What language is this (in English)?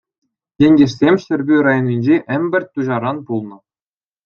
Chuvash